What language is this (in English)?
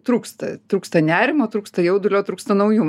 Lithuanian